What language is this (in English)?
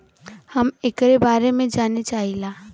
Bhojpuri